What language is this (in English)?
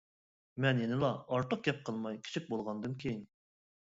Uyghur